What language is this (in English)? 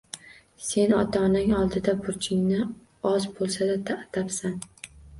Uzbek